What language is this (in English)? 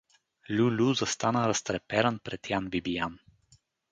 Bulgarian